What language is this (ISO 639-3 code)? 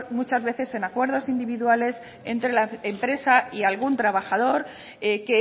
spa